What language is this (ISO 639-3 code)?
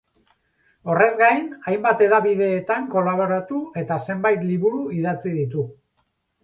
eus